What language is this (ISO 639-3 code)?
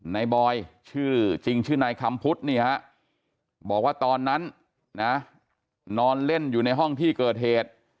tha